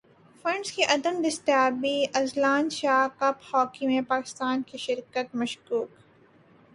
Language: Urdu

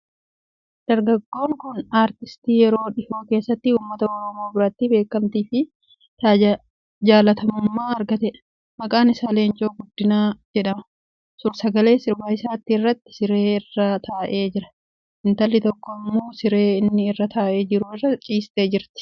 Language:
Oromo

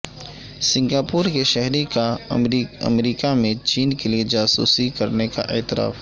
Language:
Urdu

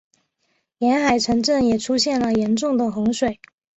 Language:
Chinese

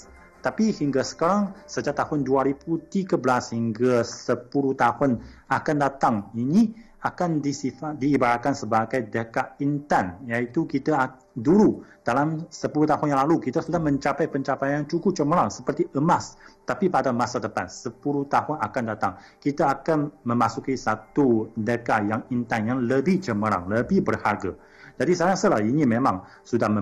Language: Malay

